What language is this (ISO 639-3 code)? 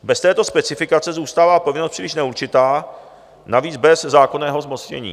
ces